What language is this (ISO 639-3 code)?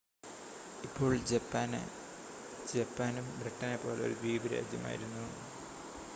mal